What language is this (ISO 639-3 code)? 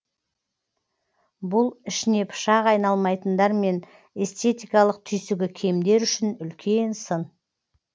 kaz